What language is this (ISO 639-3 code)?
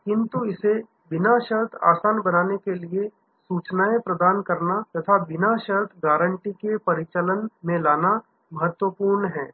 hin